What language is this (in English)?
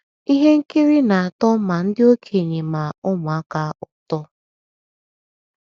Igbo